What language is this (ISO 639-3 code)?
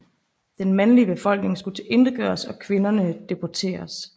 dan